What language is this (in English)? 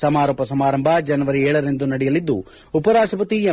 Kannada